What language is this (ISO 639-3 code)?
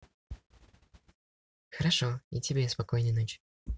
rus